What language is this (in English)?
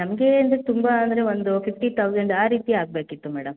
Kannada